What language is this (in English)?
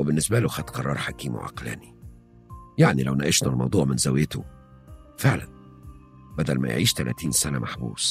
Arabic